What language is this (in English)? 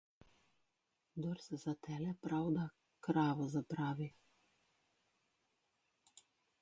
Slovenian